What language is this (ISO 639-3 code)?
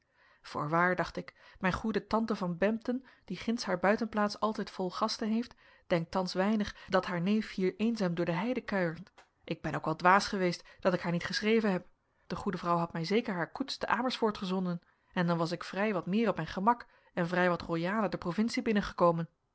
nld